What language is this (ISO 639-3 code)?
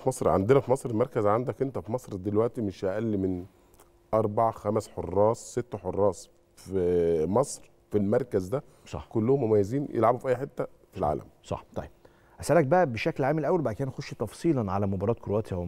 ara